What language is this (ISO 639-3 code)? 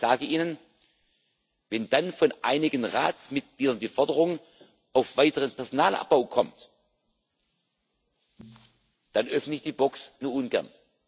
deu